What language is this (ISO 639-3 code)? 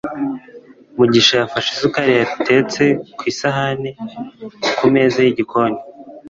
kin